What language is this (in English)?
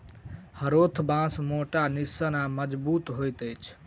Maithili